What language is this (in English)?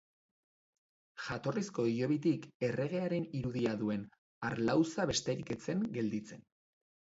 Basque